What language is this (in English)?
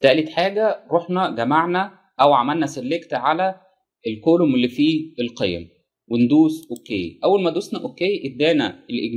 Arabic